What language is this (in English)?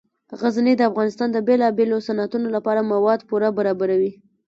Pashto